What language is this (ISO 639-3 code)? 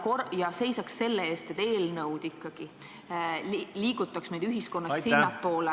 est